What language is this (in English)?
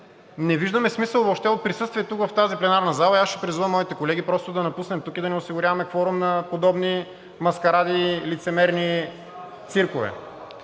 Bulgarian